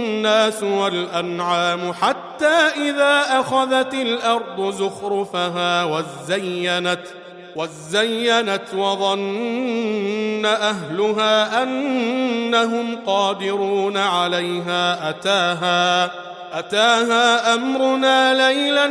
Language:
Arabic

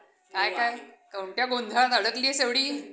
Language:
Marathi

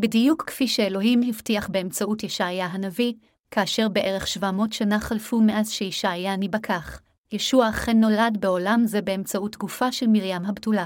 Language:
Hebrew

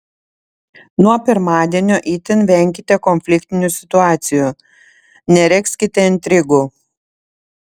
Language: Lithuanian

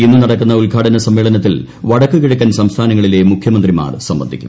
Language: Malayalam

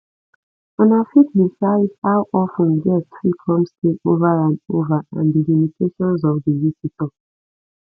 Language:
Nigerian Pidgin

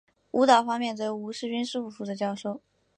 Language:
Chinese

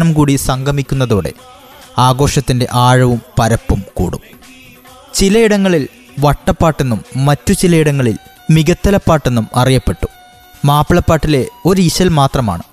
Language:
Malayalam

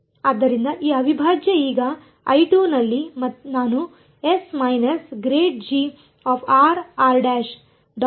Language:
Kannada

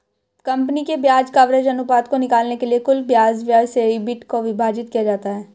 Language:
Hindi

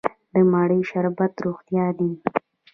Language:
Pashto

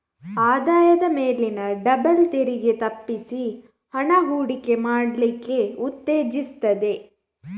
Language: Kannada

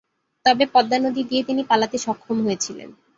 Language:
Bangla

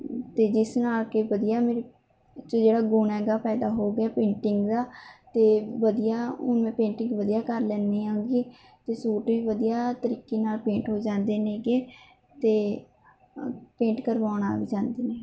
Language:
Punjabi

